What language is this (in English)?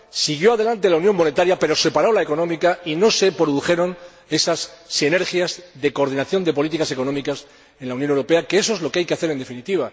Spanish